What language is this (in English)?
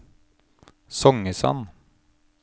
Norwegian